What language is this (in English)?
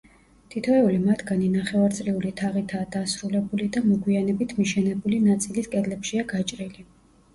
Georgian